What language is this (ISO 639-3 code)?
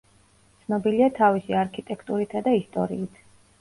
kat